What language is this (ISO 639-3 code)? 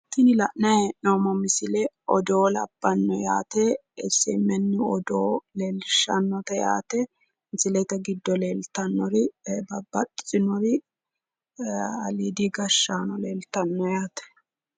sid